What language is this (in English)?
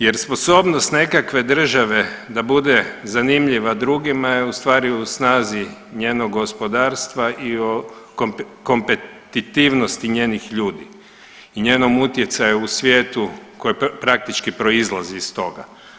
Croatian